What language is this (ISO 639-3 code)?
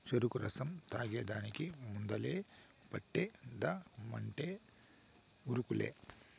tel